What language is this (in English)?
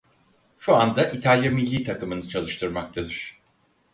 Turkish